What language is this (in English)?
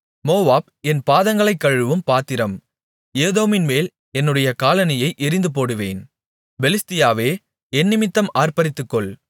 Tamil